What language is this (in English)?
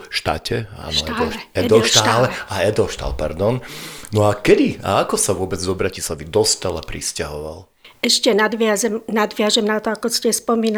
Slovak